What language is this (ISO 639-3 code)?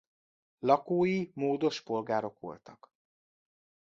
hun